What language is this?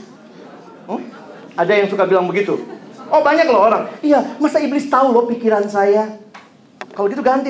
Indonesian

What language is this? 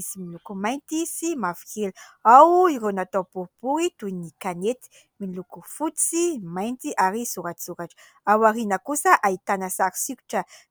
Malagasy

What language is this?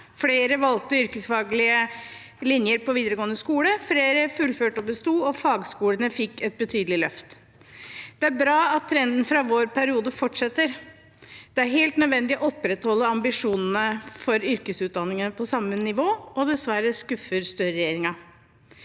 Norwegian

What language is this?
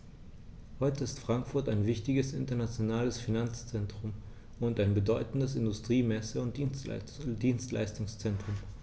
German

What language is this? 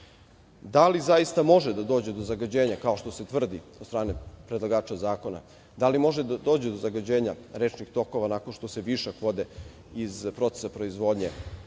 Serbian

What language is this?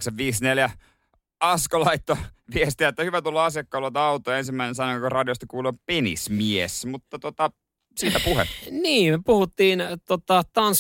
Finnish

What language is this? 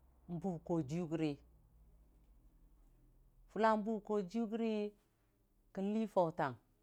Dijim-Bwilim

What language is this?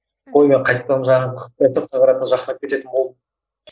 Kazakh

